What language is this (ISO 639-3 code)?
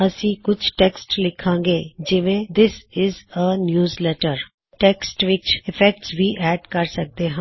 pan